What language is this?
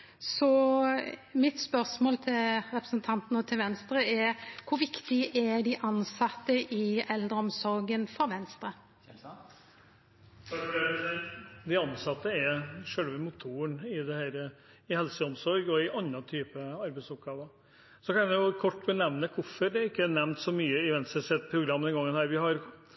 Norwegian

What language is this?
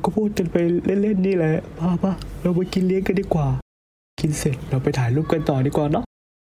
Thai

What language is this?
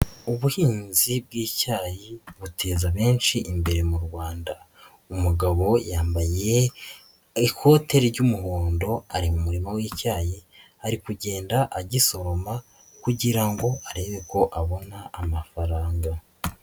Kinyarwanda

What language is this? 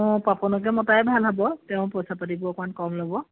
Assamese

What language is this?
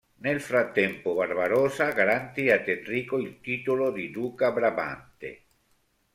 Italian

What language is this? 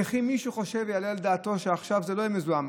Hebrew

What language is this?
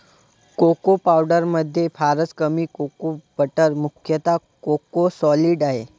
Marathi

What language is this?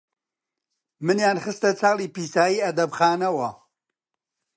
Central Kurdish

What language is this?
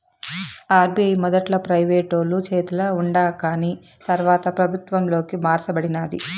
Telugu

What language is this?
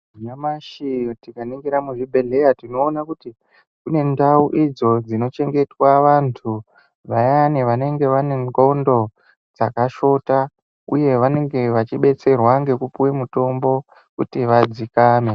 Ndau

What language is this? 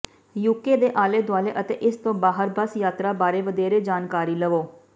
Punjabi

